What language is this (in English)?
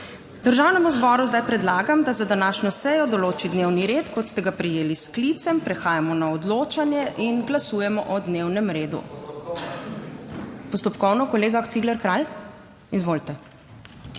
Slovenian